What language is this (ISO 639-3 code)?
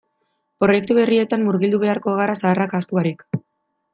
eus